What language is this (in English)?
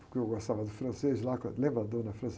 Portuguese